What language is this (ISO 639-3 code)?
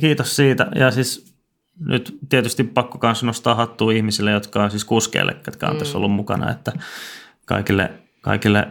fin